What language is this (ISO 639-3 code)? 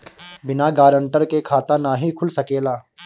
bho